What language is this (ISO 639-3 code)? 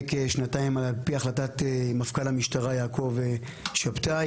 heb